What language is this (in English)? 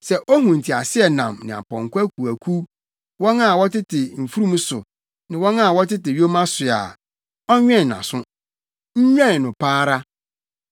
Akan